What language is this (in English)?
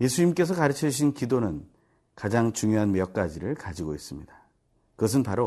Korean